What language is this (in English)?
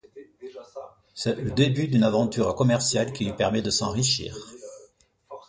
French